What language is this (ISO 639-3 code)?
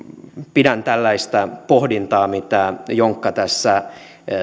fin